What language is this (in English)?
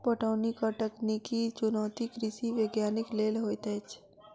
Maithili